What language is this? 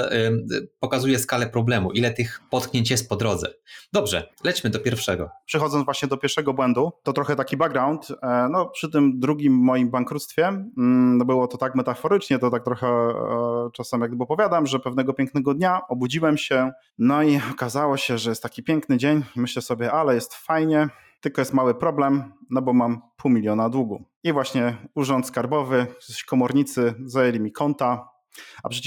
Polish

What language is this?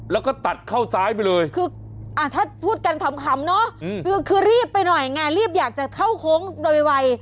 Thai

